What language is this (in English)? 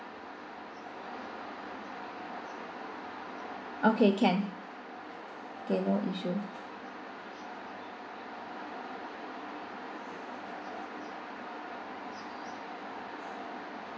English